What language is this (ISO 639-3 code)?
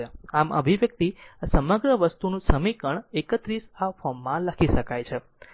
guj